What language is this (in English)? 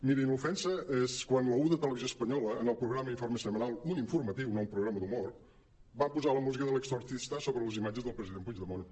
Catalan